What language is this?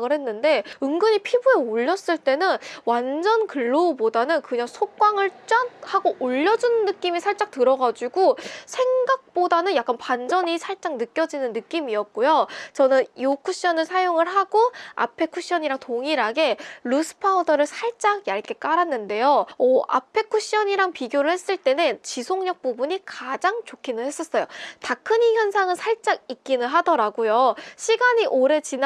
Korean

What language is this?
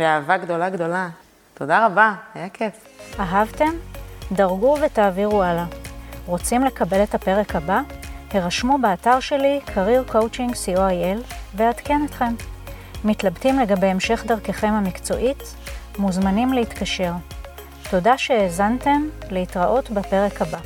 Hebrew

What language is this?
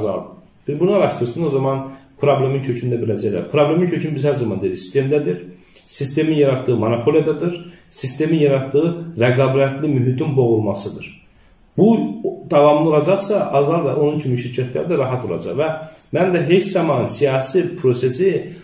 Turkish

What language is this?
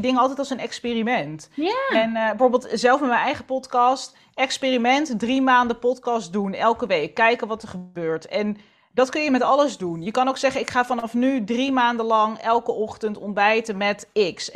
Dutch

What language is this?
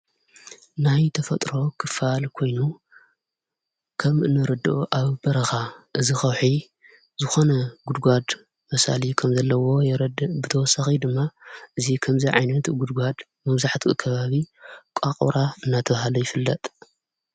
Tigrinya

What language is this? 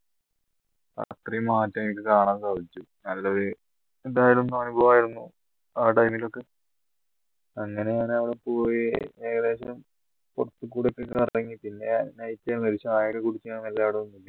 Malayalam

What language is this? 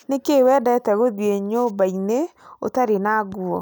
Kikuyu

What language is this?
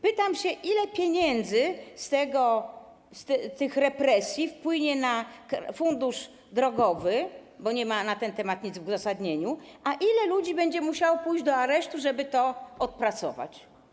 Polish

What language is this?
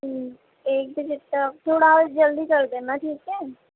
Urdu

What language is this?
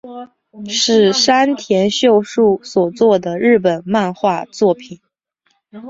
Chinese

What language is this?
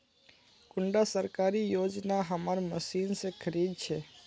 Magahi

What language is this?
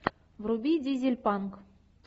Russian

